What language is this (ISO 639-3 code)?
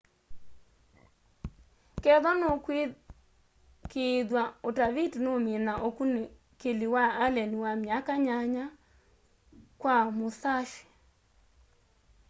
kam